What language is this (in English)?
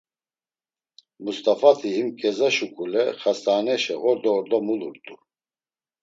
Laz